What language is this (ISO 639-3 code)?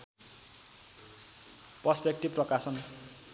nep